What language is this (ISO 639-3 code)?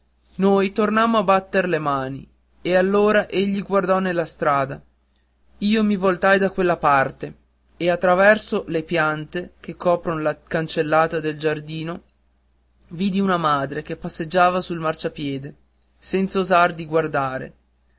ita